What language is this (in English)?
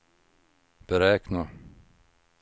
Swedish